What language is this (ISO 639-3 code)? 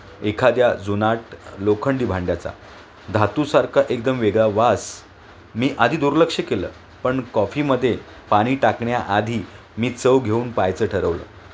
mar